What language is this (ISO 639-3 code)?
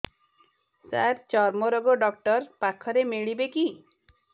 ori